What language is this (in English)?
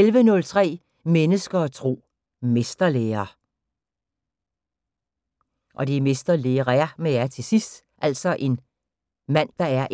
Danish